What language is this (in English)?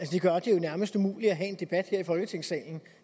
Danish